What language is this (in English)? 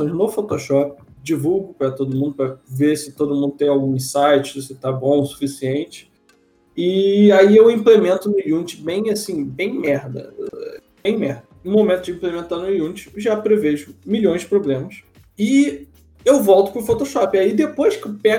Portuguese